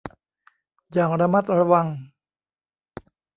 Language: Thai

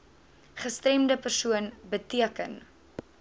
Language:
Afrikaans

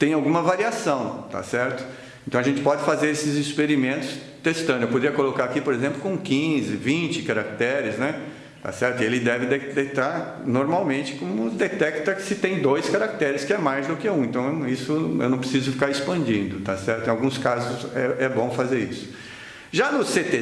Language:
Portuguese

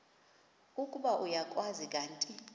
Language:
Xhosa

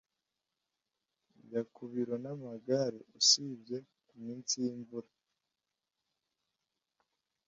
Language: Kinyarwanda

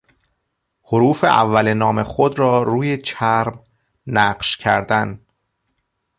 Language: Persian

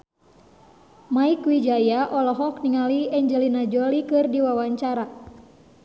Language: Sundanese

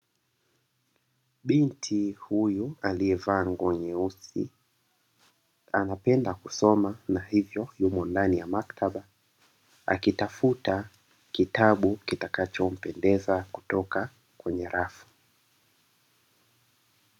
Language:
Swahili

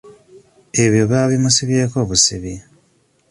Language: Ganda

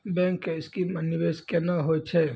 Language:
Maithili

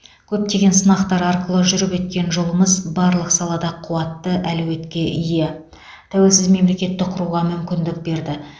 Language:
Kazakh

